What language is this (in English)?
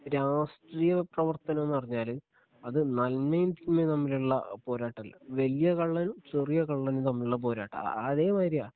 Malayalam